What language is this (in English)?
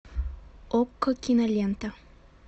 Russian